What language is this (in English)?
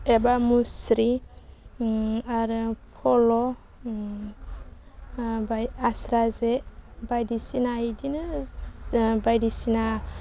Bodo